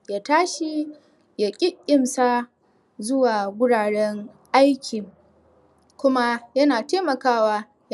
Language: Hausa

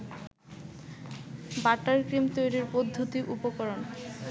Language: Bangla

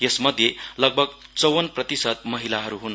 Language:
Nepali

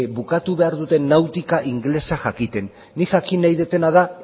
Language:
Basque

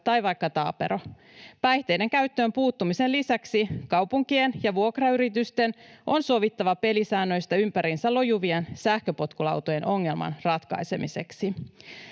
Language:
Finnish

